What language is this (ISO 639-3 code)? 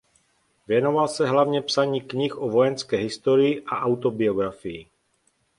ces